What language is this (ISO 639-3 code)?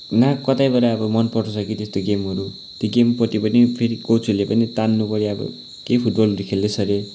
nep